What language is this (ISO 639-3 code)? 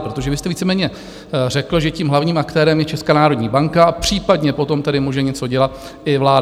ces